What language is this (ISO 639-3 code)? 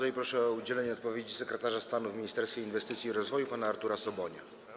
pol